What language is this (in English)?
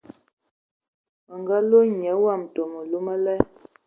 Ewondo